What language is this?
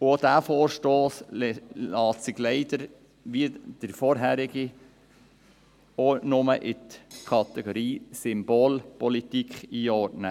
Swiss German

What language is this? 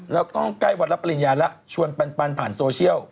Thai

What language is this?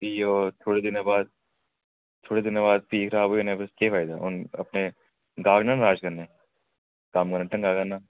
Dogri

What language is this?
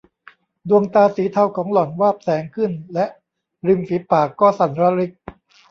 Thai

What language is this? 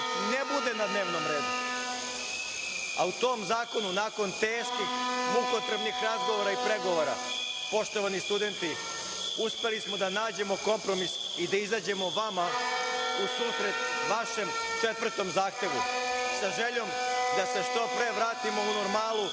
Serbian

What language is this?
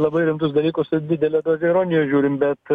Lithuanian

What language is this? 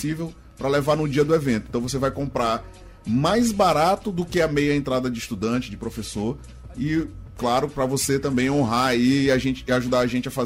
Portuguese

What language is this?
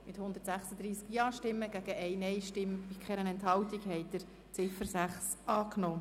Swiss German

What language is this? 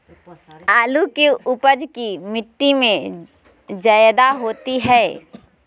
Magahi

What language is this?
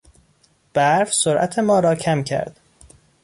Persian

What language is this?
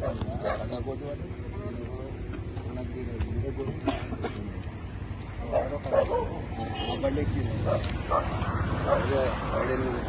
Spanish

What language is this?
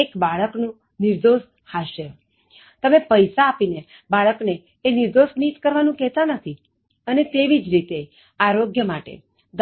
Gujarati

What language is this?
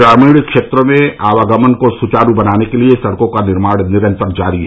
Hindi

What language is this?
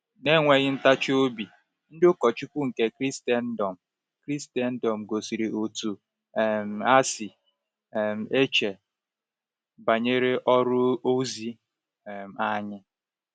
Igbo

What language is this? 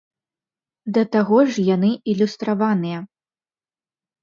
Belarusian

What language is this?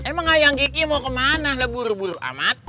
Indonesian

